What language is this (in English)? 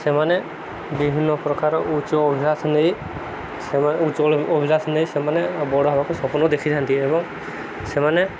Odia